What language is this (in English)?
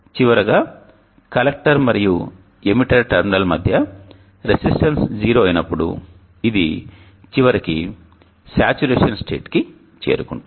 Telugu